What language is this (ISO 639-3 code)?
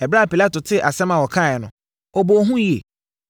aka